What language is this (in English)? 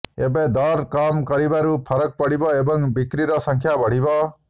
Odia